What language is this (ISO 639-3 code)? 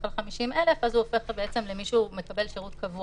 heb